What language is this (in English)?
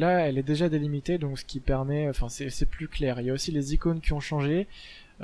French